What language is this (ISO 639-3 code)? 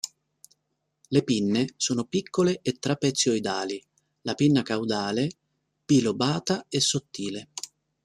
ita